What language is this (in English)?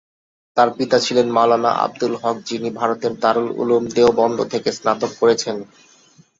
Bangla